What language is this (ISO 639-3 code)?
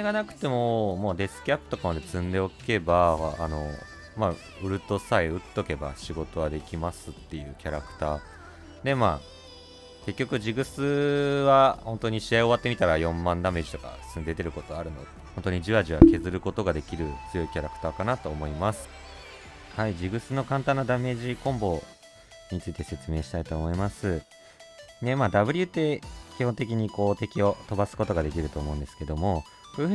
jpn